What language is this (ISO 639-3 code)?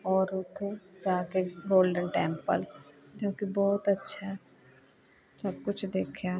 pan